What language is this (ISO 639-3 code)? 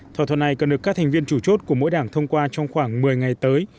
vie